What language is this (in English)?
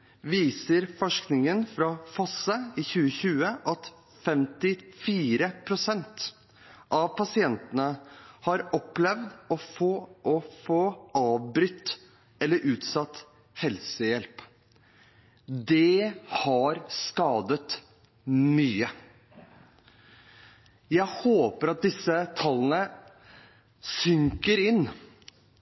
Norwegian Bokmål